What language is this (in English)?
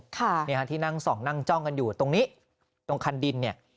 Thai